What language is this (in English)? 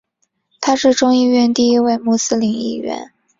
Chinese